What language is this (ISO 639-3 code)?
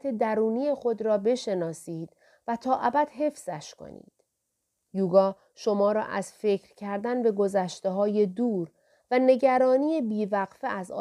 fas